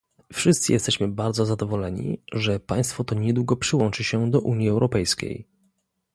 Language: Polish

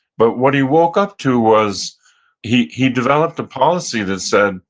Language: English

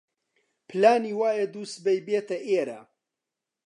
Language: Central Kurdish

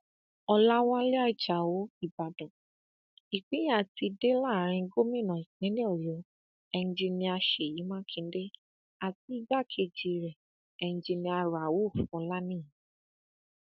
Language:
Yoruba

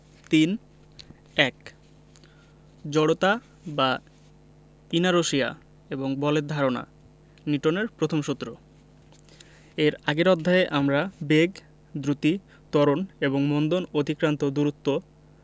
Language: Bangla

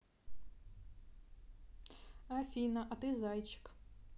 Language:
Russian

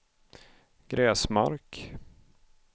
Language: Swedish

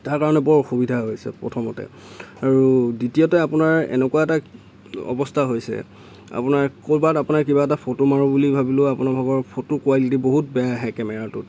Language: Assamese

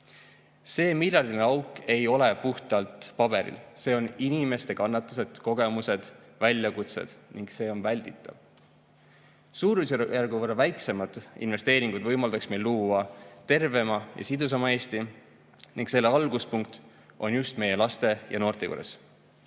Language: Estonian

